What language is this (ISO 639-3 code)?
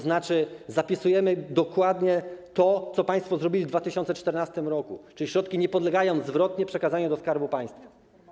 pol